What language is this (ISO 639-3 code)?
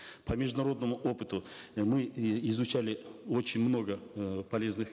kaz